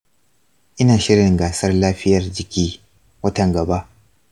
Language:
Hausa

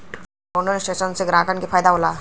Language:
Bhojpuri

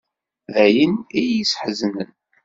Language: Kabyle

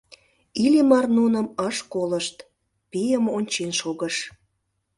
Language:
Mari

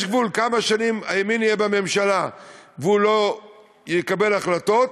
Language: Hebrew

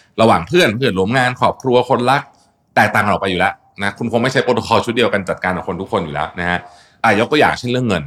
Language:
Thai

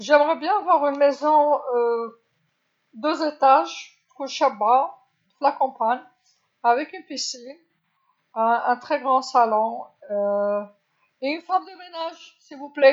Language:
Algerian Arabic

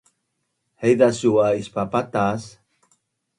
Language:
Bunun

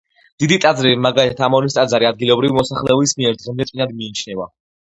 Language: Georgian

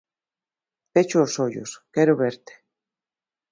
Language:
Galician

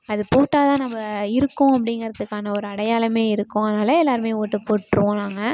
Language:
Tamil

